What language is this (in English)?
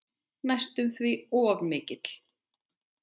Icelandic